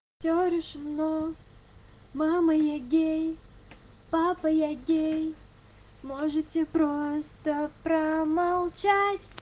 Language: Russian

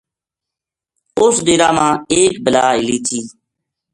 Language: Gujari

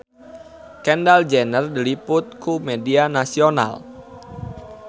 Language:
Sundanese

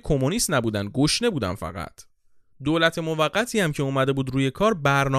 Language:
Persian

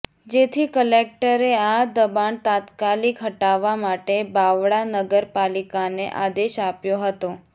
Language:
Gujarati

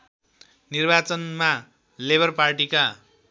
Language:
Nepali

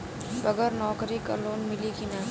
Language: Bhojpuri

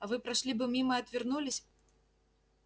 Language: Russian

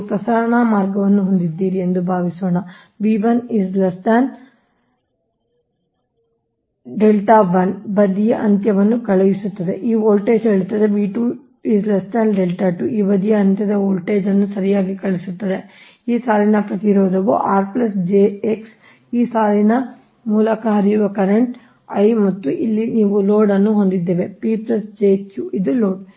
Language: Kannada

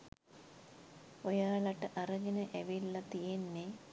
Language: Sinhala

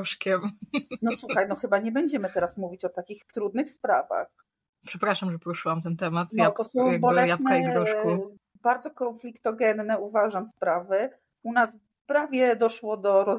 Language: Polish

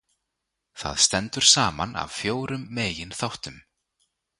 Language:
Icelandic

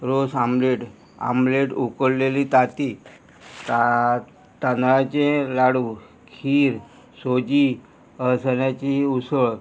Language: Konkani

